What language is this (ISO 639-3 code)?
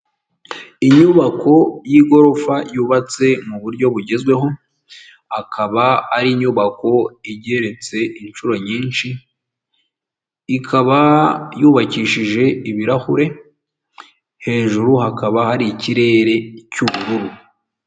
kin